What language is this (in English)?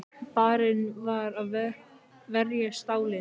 Icelandic